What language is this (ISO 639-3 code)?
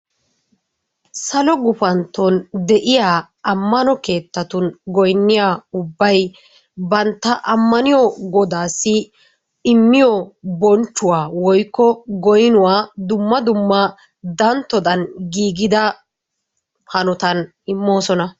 wal